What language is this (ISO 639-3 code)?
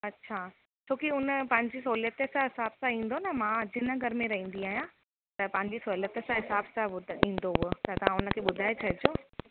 snd